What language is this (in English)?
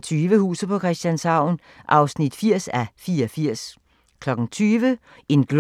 Danish